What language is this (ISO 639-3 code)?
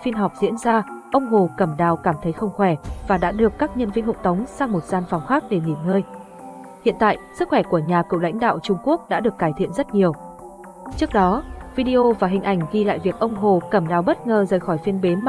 vie